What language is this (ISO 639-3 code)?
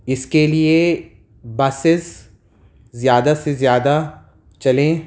urd